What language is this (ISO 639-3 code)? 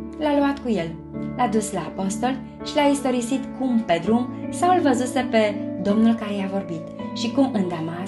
ron